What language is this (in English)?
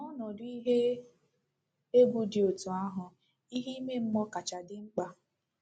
Igbo